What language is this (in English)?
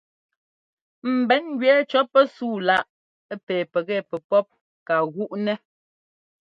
Ngomba